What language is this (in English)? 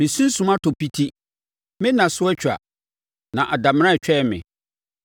Akan